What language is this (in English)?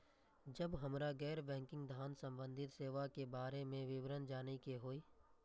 Maithili